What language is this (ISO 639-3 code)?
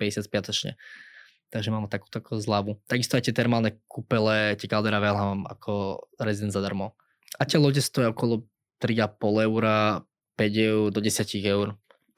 slk